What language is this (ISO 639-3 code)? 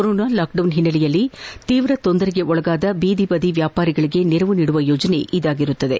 kan